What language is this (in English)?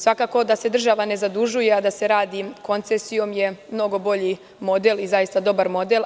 Serbian